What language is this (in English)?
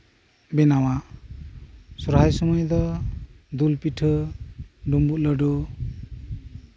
Santali